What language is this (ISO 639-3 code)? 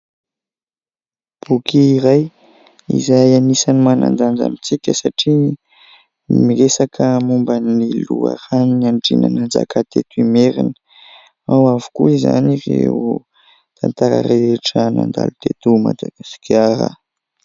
mlg